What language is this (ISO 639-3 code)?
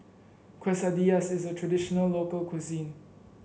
eng